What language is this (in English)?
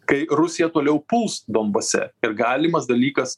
Lithuanian